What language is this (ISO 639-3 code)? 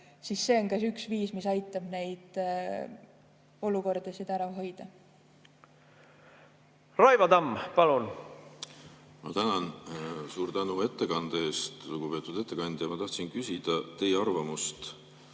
est